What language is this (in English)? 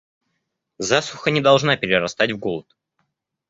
Russian